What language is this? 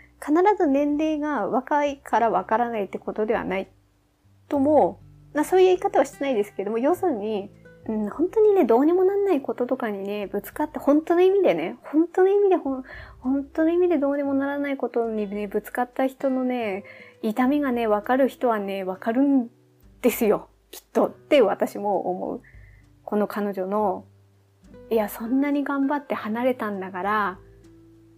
Japanese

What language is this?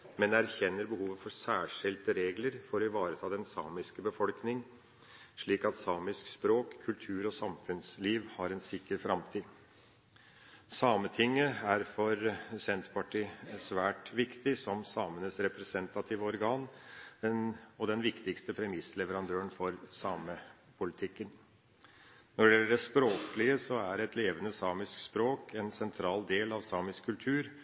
Norwegian Bokmål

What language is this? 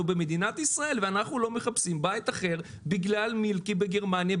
Hebrew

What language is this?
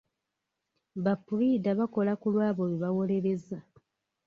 Ganda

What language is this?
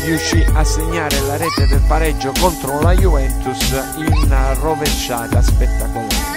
Italian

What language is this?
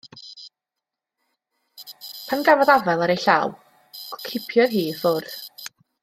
Welsh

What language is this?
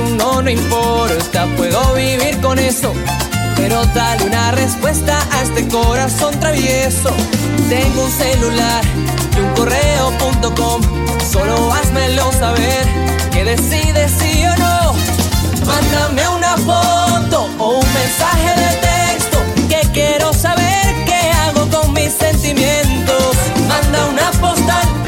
Spanish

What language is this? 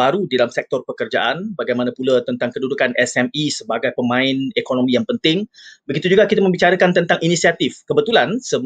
Malay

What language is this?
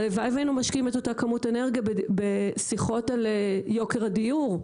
Hebrew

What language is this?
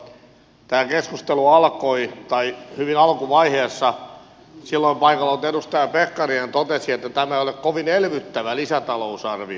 Finnish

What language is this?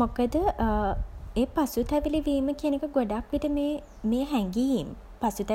Sinhala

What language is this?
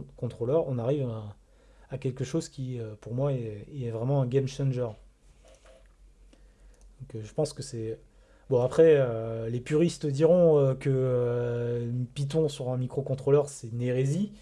French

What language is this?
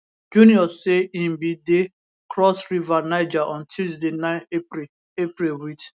Nigerian Pidgin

